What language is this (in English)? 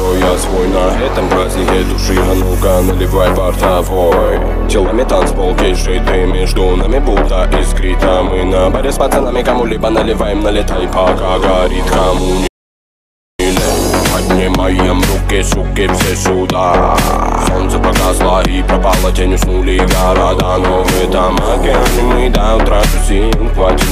Latvian